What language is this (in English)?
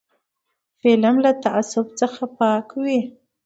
Pashto